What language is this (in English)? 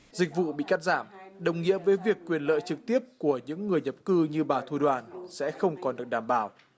Vietnamese